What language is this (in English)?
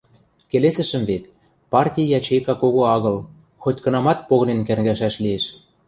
Western Mari